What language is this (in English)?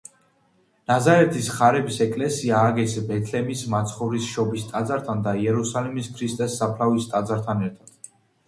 Georgian